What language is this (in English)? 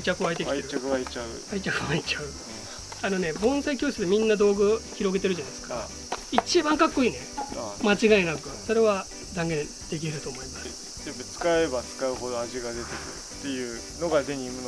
Japanese